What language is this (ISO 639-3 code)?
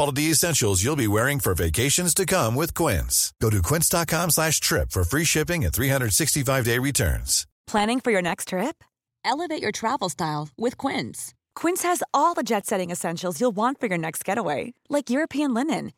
swe